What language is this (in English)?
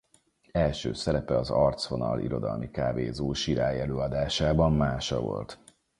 Hungarian